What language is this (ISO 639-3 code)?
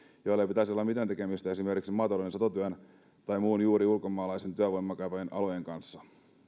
fin